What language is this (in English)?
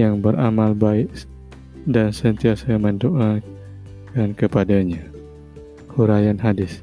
Malay